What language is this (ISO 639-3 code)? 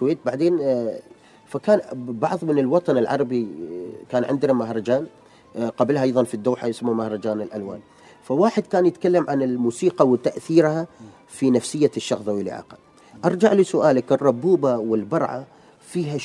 ara